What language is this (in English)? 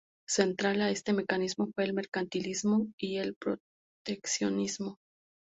Spanish